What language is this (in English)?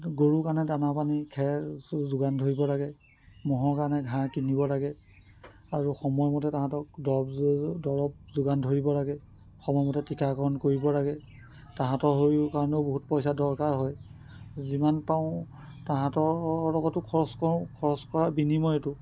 Assamese